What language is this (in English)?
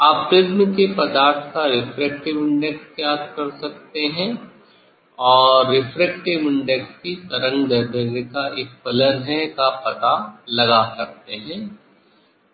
Hindi